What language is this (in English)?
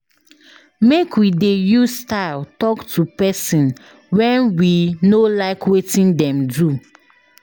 Nigerian Pidgin